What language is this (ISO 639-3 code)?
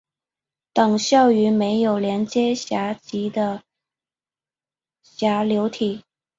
zho